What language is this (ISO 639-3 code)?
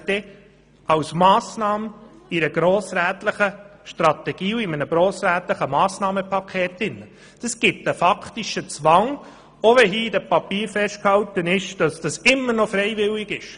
gsw